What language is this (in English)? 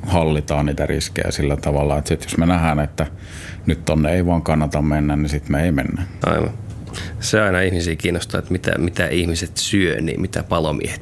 Finnish